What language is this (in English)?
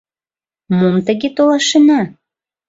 Mari